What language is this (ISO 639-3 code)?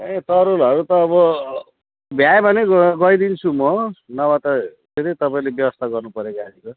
nep